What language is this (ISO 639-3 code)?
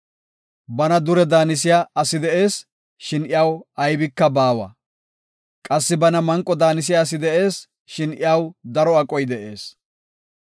gof